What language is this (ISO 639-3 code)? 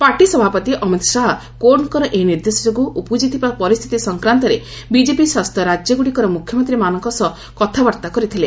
ori